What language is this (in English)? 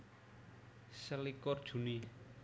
Javanese